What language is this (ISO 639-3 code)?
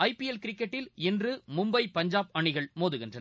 tam